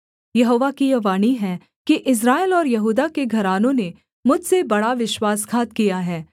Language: Hindi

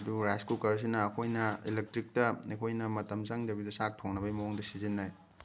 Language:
Manipuri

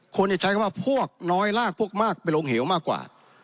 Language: Thai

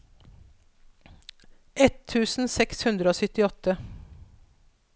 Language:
Norwegian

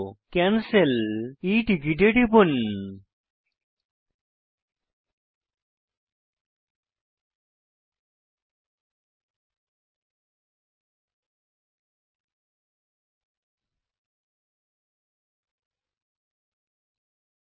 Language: Bangla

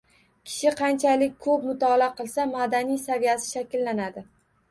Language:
Uzbek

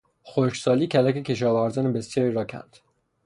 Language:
Persian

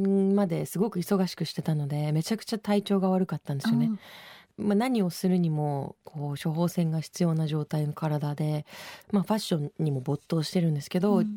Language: Japanese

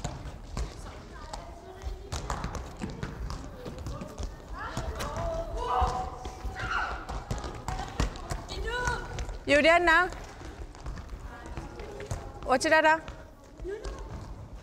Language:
Arabic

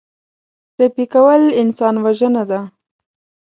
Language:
Pashto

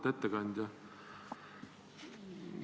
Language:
Estonian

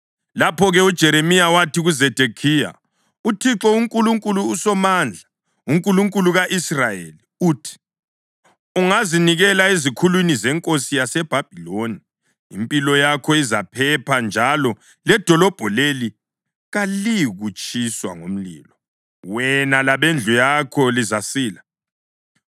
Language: North Ndebele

